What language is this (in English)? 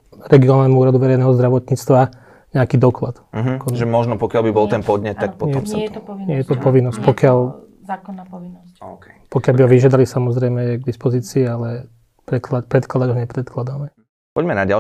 Slovak